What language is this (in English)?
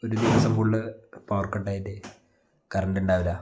Malayalam